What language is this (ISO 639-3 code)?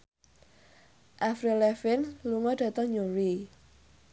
jav